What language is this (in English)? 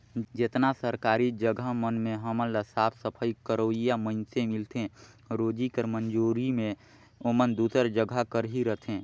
Chhattisgarhi